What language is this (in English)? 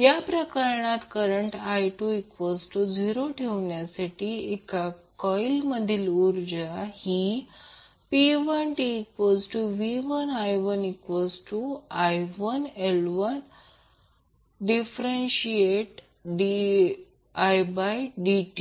Marathi